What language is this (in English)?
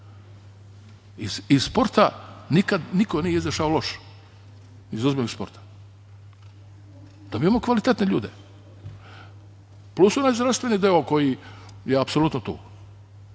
Serbian